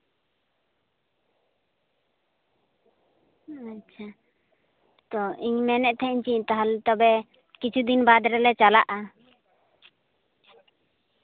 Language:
Santali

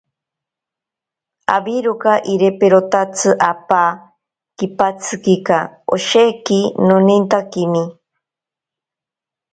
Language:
Ashéninka Perené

